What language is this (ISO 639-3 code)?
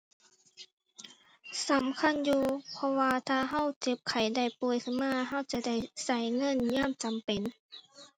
tha